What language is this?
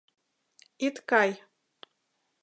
Mari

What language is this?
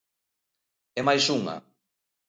Galician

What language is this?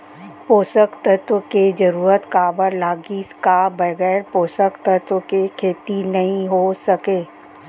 Chhattisgarhi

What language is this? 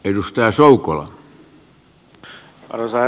Finnish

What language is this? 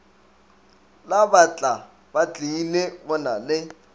Northern Sotho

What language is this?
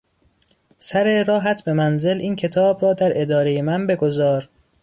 Persian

